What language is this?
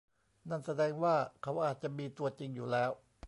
Thai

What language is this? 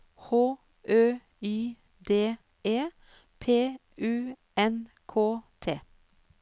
Norwegian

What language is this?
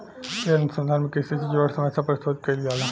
Bhojpuri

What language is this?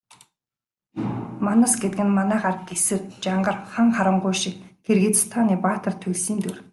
Mongolian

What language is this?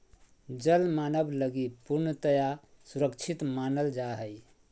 Magahi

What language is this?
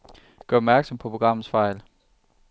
Danish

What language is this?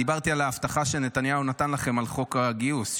Hebrew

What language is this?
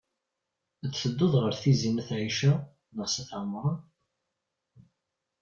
Kabyle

